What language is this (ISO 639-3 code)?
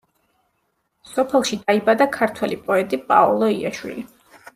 kat